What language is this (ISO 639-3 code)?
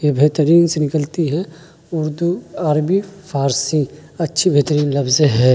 urd